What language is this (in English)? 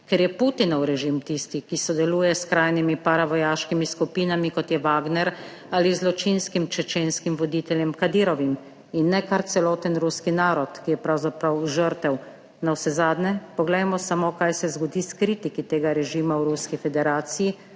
Slovenian